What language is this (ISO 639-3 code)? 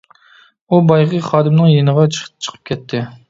uig